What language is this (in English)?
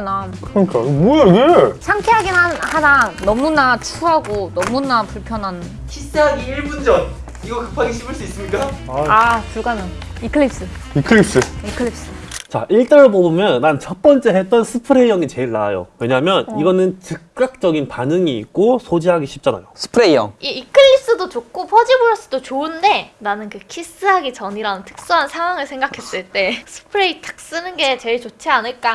Korean